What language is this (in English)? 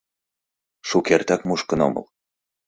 Mari